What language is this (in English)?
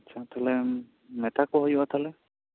Santali